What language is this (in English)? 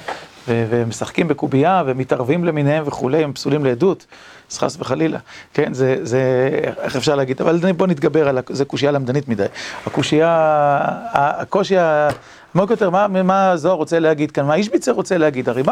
Hebrew